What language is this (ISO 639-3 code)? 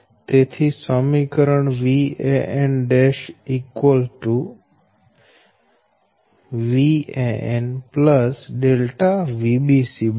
guj